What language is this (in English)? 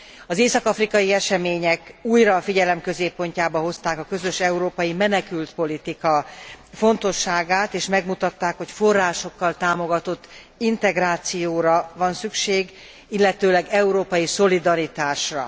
Hungarian